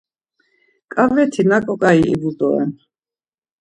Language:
Laz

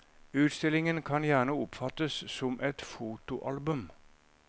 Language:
Norwegian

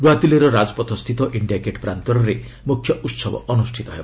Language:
Odia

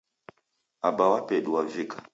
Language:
Taita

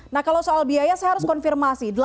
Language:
Indonesian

